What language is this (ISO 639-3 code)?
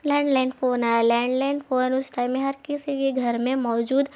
urd